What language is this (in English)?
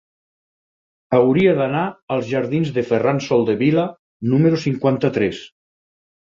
Catalan